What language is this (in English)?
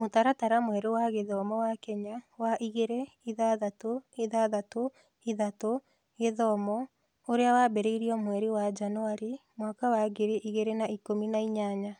Kikuyu